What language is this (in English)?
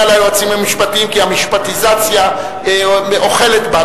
Hebrew